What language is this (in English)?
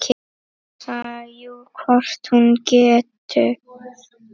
Icelandic